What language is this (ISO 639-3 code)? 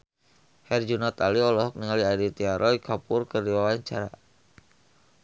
sun